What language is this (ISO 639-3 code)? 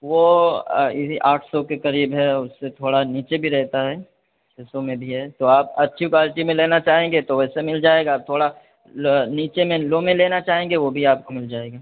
urd